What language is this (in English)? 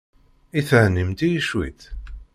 Kabyle